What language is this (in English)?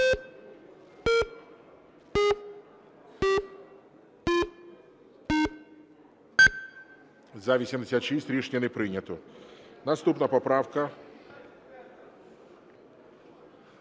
Ukrainian